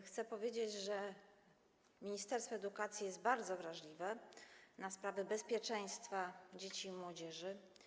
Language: Polish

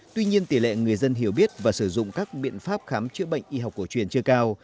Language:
Vietnamese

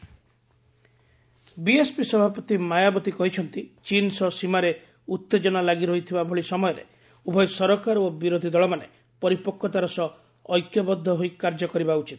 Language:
Odia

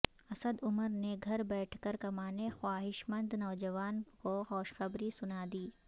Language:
Urdu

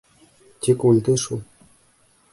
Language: Bashkir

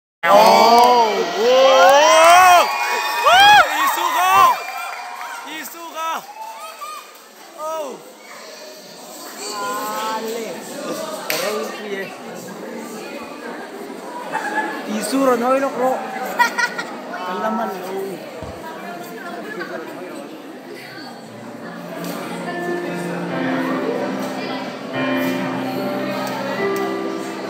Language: Vietnamese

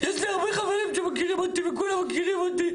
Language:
Hebrew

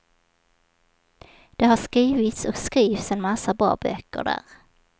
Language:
Swedish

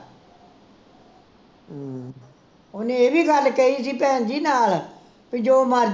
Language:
Punjabi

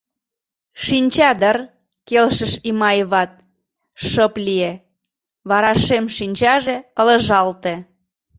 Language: Mari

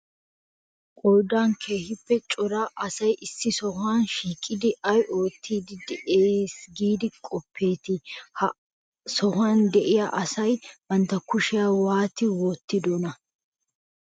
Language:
Wolaytta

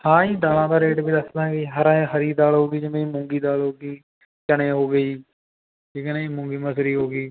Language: Punjabi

